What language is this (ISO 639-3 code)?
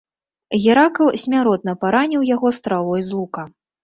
bel